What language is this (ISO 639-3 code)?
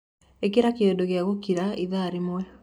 kik